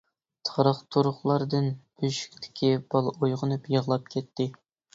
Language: Uyghur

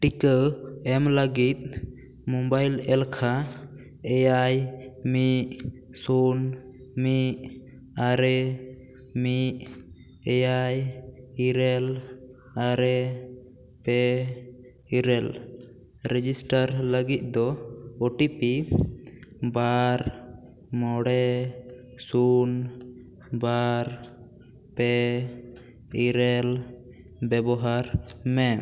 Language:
Santali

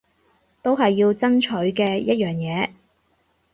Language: Cantonese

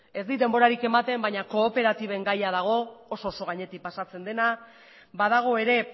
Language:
Basque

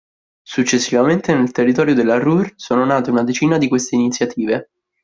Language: Italian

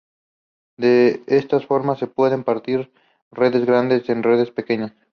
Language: Spanish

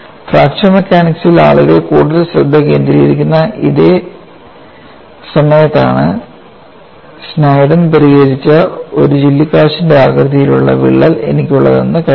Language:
Malayalam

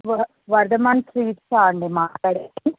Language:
Telugu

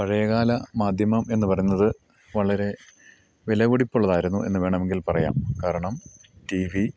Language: Malayalam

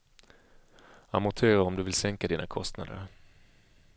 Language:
Swedish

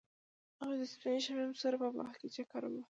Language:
Pashto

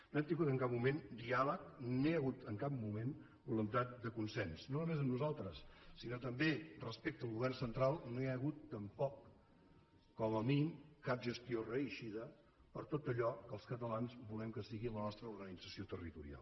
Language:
Catalan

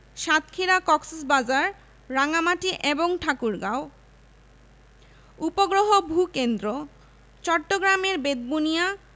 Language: Bangla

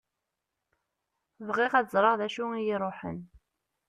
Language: Kabyle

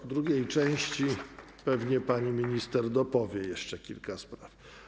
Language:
Polish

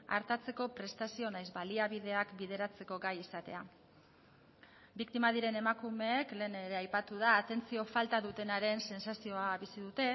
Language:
Basque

